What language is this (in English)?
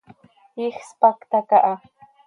Seri